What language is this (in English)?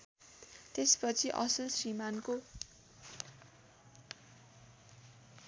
Nepali